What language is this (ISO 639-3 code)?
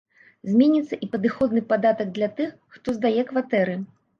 bel